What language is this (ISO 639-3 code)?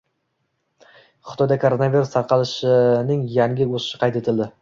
uzb